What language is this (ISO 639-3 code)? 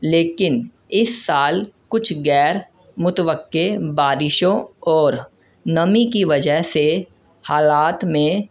urd